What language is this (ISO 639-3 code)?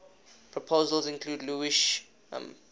eng